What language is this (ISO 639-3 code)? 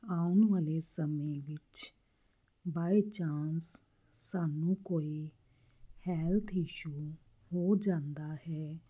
pan